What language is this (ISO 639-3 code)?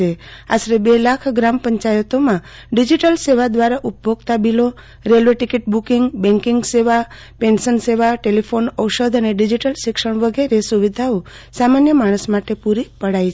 guj